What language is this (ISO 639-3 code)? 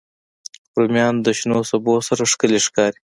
pus